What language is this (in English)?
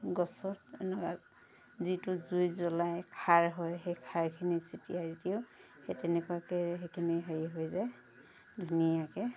Assamese